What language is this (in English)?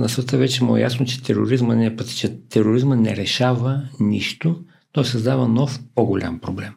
Bulgarian